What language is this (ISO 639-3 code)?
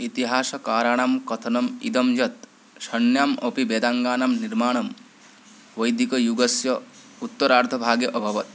san